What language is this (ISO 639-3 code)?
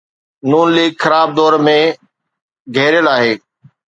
snd